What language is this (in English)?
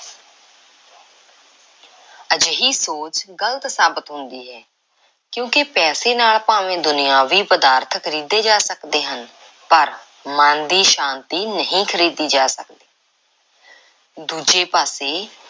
Punjabi